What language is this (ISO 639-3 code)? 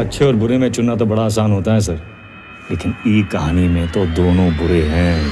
hin